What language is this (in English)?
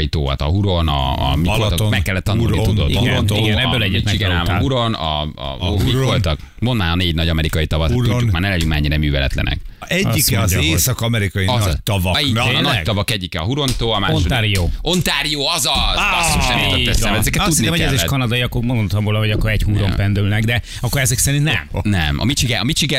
Hungarian